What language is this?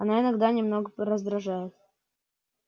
Russian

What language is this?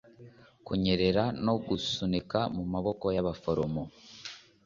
Kinyarwanda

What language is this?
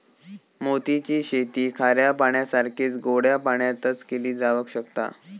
Marathi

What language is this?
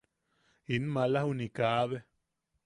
Yaqui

